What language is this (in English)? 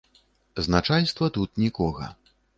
Belarusian